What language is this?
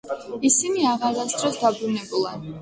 Georgian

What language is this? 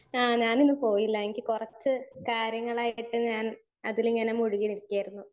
Malayalam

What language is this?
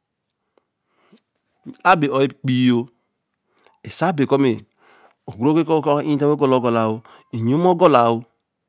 Eleme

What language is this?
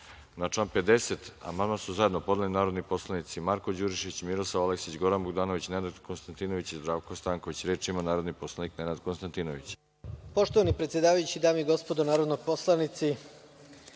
Serbian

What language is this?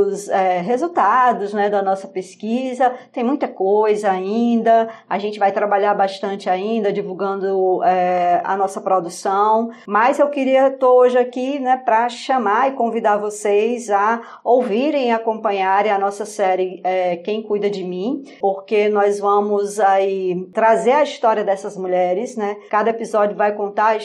Portuguese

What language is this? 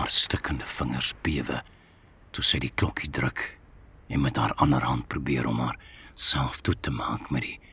Dutch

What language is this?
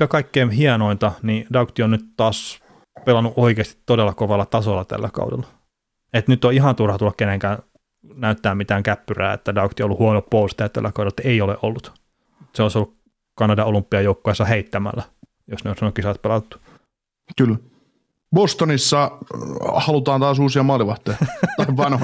Finnish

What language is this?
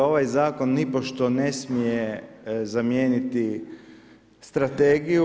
Croatian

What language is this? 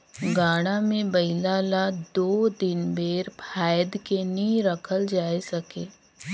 Chhattisgarhi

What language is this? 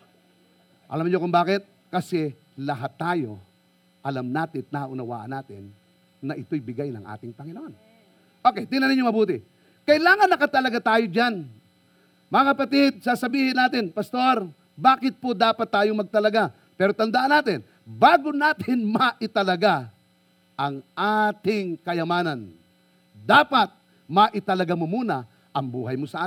Filipino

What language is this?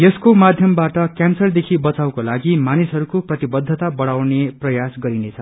Nepali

